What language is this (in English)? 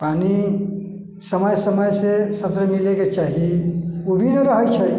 Maithili